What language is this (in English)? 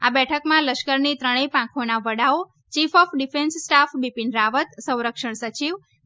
Gujarati